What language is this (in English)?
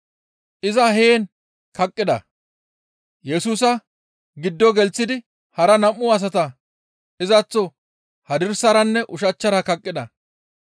Gamo